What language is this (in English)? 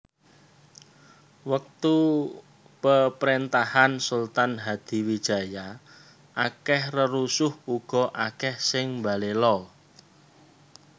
Javanese